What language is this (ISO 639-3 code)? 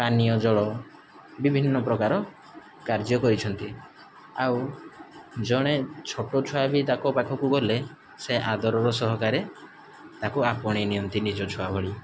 ori